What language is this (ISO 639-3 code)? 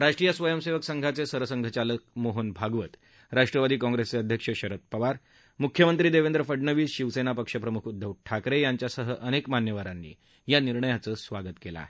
mar